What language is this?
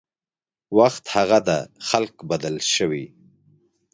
Pashto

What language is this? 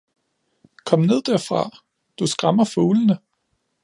Danish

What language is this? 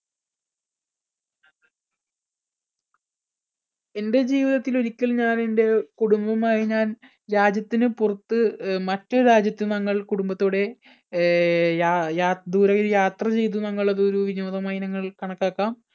Malayalam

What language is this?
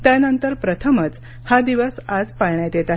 Marathi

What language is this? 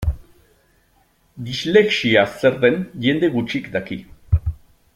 Basque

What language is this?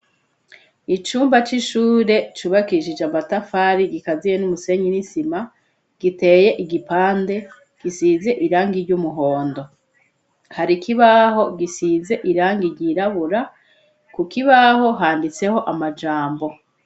Rundi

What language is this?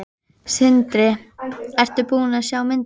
Icelandic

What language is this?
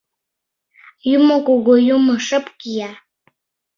Mari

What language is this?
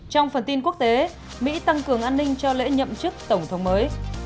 Vietnamese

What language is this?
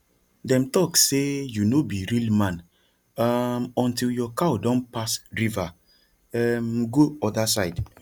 Nigerian Pidgin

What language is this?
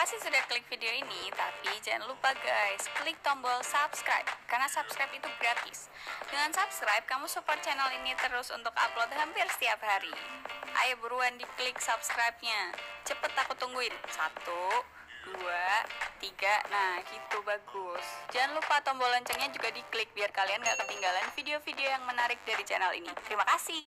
Indonesian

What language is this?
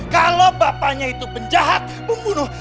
Indonesian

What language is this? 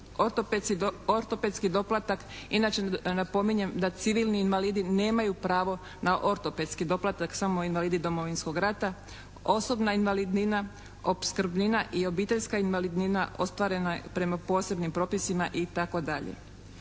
Croatian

